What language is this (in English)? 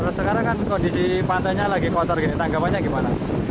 Indonesian